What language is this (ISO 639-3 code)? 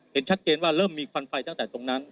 tha